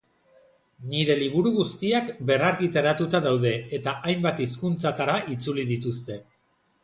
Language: Basque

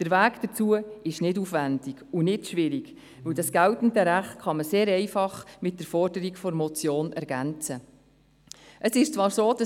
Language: Swiss German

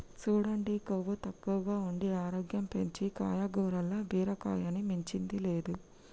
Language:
Telugu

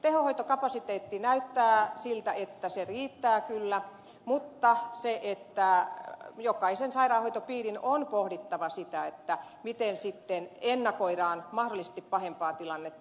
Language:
Finnish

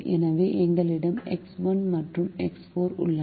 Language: Tamil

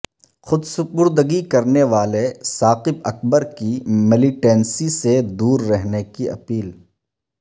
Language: Urdu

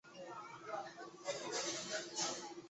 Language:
Chinese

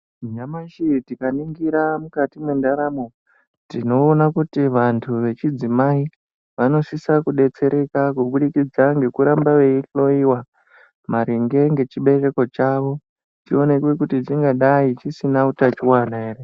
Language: Ndau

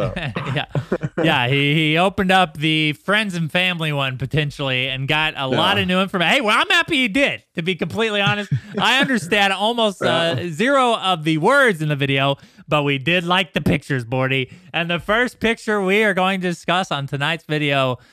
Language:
English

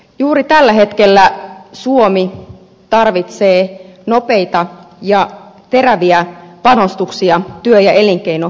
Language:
Finnish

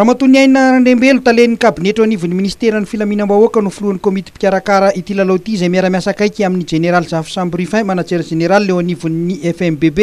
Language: Romanian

